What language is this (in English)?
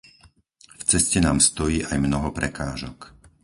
Slovak